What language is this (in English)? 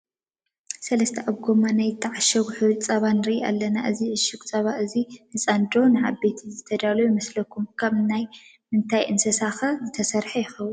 Tigrinya